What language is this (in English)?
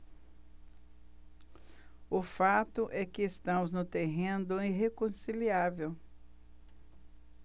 Portuguese